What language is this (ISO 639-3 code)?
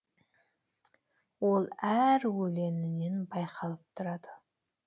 kaz